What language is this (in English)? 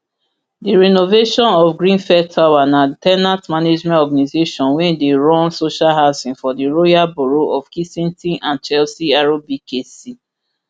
Nigerian Pidgin